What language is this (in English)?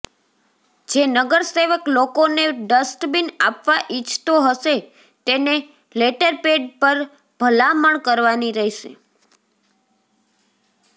Gujarati